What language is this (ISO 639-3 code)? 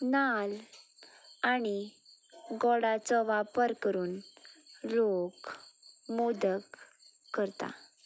kok